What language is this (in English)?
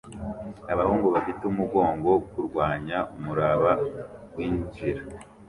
Kinyarwanda